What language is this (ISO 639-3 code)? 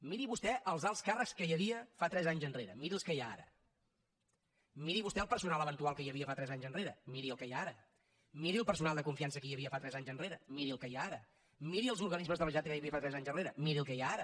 cat